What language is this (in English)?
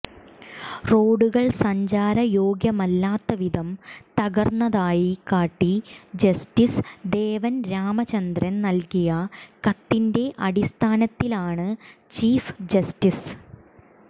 Malayalam